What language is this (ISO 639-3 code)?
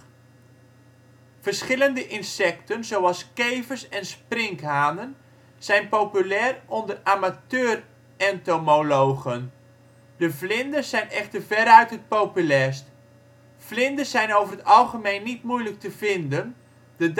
nld